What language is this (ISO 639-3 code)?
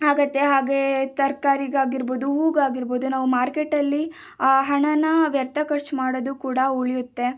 kan